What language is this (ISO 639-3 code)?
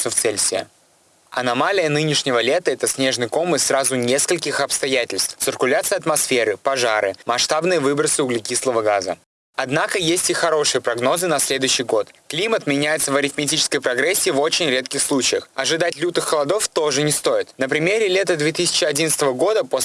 rus